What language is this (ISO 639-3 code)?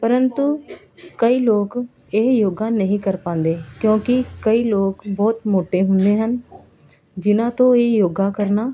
pan